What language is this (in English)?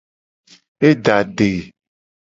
Gen